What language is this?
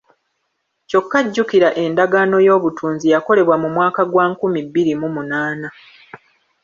Ganda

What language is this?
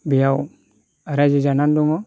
Bodo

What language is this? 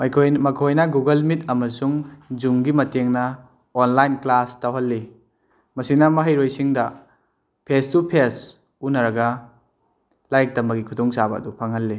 Manipuri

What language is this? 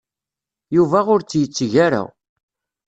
Kabyle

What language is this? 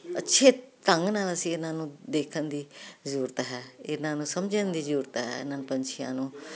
Punjabi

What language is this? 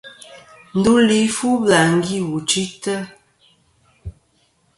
Kom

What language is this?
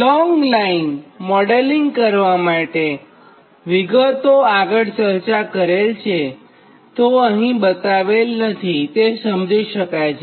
Gujarati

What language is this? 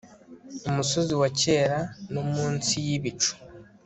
Kinyarwanda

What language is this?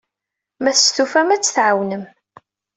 Kabyle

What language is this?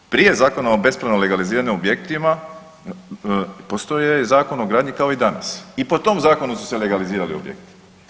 Croatian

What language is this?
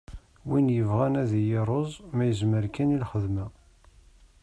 Kabyle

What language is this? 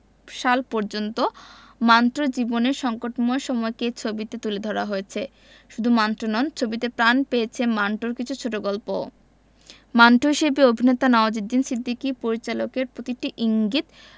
Bangla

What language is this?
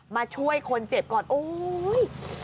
Thai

